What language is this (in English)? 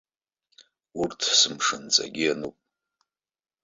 Abkhazian